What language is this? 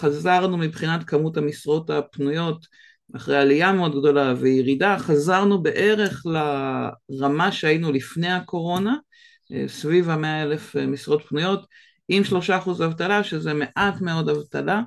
Hebrew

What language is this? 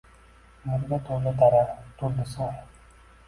Uzbek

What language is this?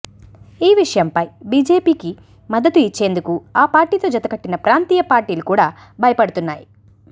Telugu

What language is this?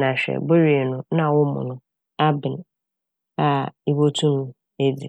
Akan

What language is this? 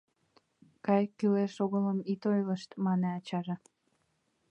Mari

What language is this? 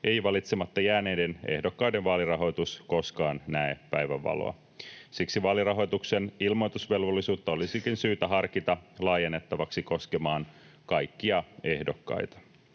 Finnish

